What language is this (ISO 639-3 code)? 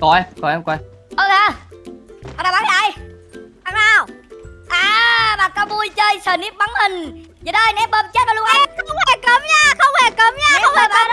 vie